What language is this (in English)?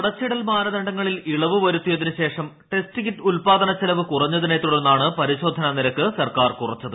Malayalam